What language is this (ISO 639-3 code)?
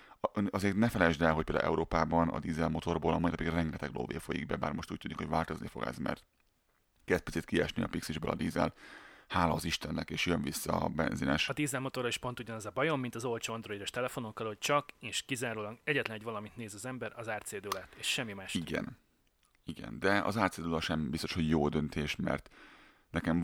hun